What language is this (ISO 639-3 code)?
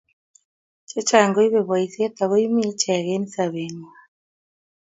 kln